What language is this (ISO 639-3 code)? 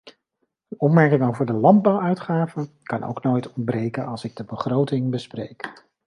nld